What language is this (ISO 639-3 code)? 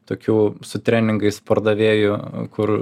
lit